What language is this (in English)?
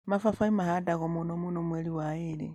Kikuyu